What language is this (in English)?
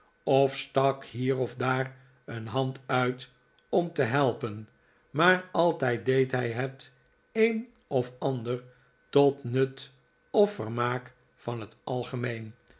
Dutch